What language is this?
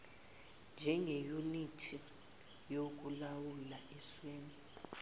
Zulu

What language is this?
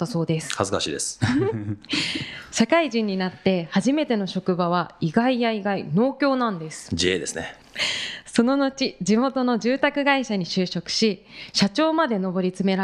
Japanese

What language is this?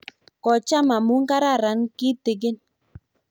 Kalenjin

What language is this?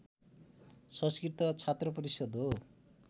Nepali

